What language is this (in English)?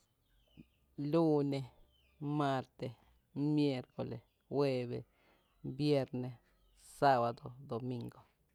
Tepinapa Chinantec